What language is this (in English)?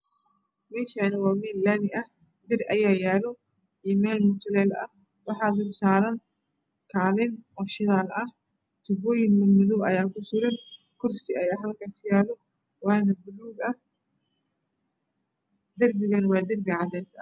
Somali